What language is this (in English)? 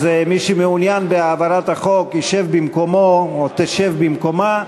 Hebrew